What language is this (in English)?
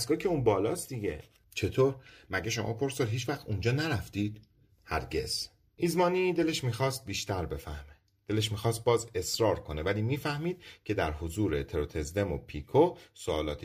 Persian